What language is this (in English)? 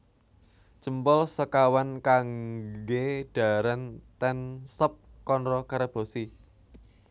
Javanese